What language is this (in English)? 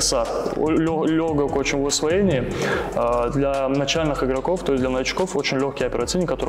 Russian